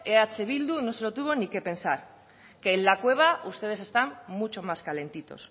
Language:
Spanish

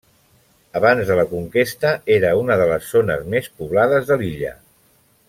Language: Catalan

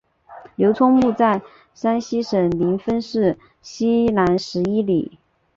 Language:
Chinese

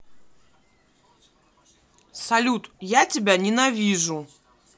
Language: Russian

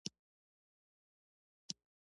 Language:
Pashto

